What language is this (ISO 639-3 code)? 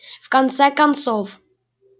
rus